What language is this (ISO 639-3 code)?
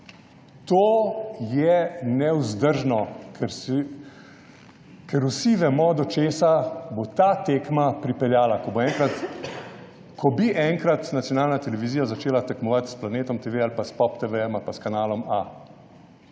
slv